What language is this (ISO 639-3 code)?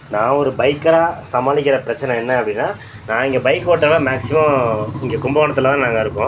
tam